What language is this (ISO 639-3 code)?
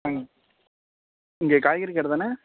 tam